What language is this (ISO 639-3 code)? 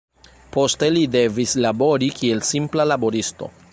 epo